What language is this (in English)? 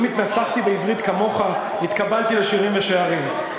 Hebrew